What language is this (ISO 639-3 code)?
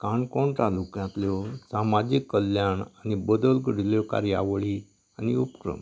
kok